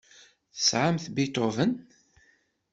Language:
Kabyle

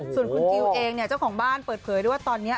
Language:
Thai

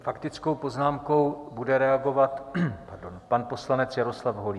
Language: Czech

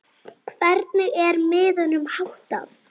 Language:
Icelandic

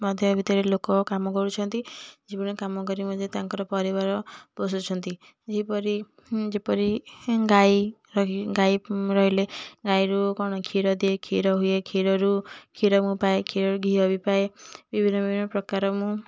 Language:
Odia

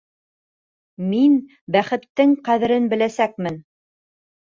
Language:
Bashkir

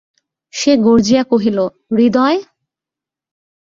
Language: Bangla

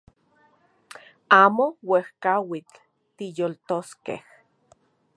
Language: Central Puebla Nahuatl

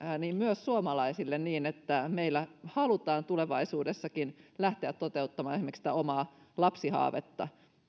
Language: Finnish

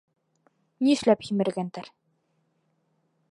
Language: Bashkir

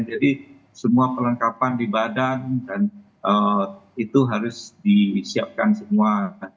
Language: Indonesian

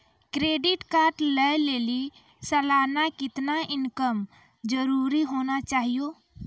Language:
Maithili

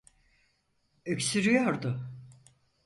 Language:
Turkish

